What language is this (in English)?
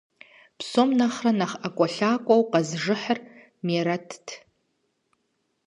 Kabardian